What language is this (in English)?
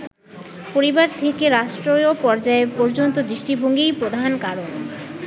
Bangla